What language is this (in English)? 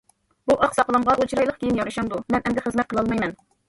Uyghur